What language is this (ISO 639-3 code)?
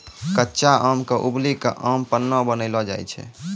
mai